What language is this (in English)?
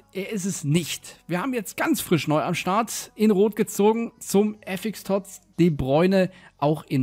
German